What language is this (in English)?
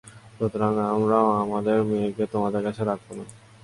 Bangla